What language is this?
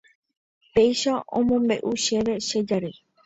Guarani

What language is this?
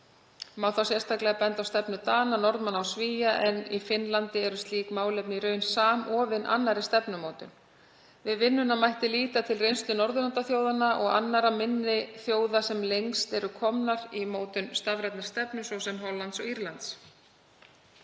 Icelandic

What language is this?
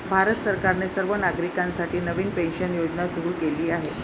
Marathi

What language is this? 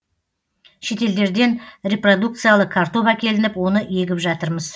Kazakh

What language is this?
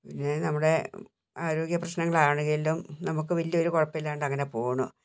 Malayalam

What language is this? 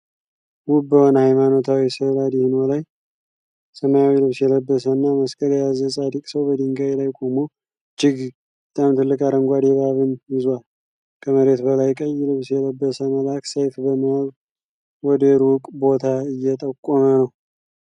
Amharic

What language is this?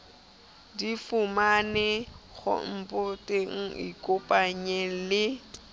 Southern Sotho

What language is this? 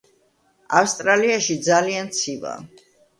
Georgian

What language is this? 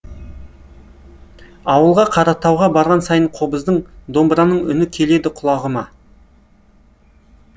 Kazakh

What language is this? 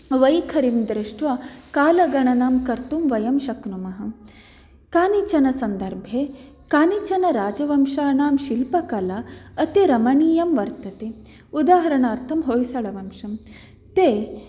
Sanskrit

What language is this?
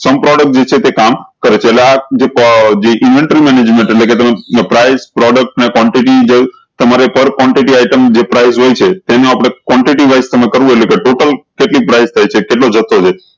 Gujarati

